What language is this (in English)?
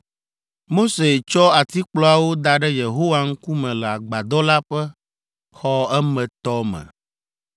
Ewe